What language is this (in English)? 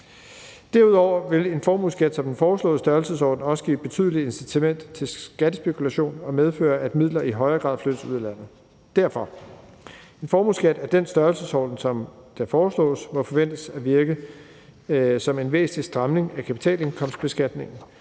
Danish